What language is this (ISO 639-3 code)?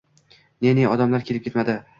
uzb